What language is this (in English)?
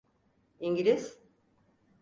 Turkish